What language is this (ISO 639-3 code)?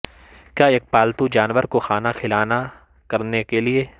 urd